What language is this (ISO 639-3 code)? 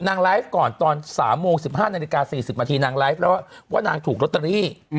tha